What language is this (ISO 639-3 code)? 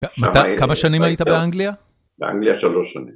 heb